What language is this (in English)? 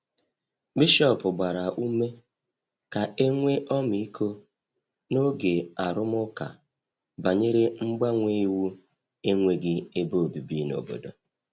Igbo